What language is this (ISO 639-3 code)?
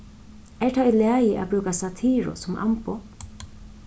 fao